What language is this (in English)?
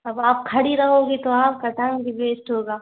Hindi